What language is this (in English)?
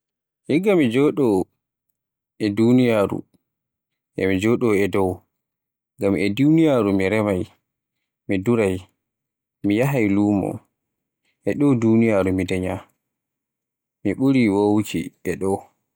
Borgu Fulfulde